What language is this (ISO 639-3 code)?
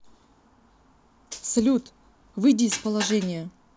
rus